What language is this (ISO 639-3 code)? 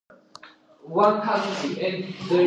kat